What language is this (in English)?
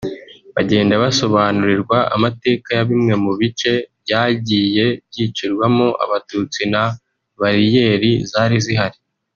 Kinyarwanda